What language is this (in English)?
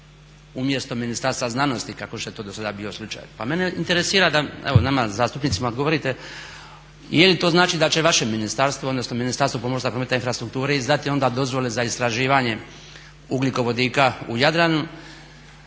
Croatian